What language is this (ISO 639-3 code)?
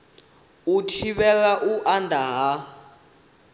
ven